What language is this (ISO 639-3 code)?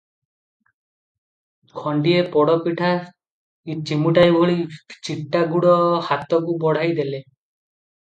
ori